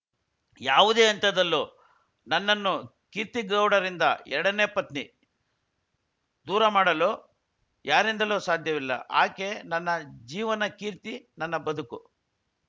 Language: Kannada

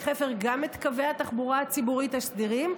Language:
Hebrew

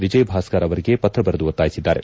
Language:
Kannada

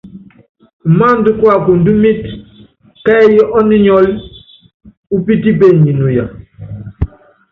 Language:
Yangben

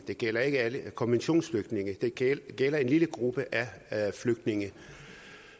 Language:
Danish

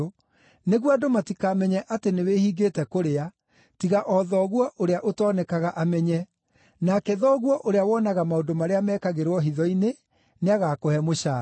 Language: Kikuyu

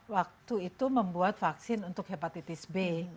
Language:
Indonesian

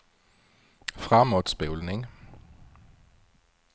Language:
Swedish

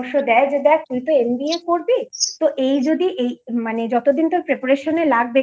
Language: Bangla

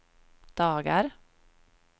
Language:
Swedish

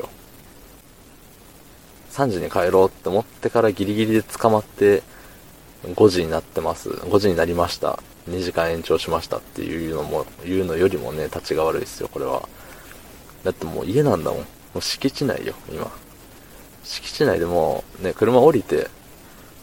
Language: Japanese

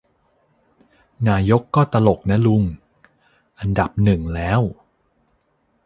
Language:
Thai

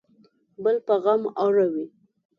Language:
Pashto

